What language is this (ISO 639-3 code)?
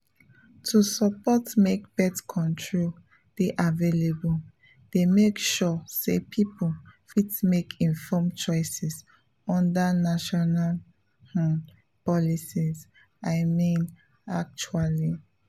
pcm